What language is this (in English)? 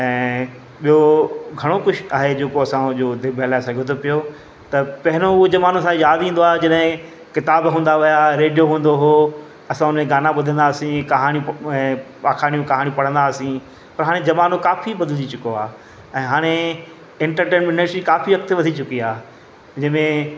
Sindhi